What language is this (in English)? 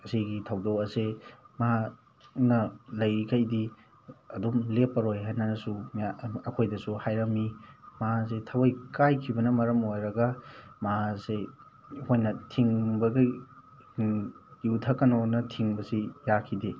Manipuri